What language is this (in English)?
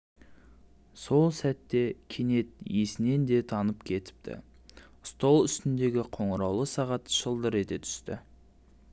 Kazakh